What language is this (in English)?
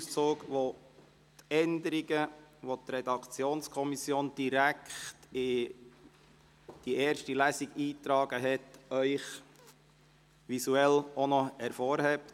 Swiss German